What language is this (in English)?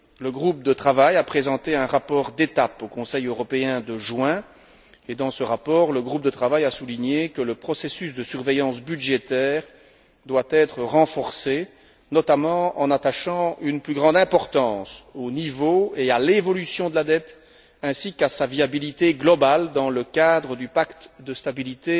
French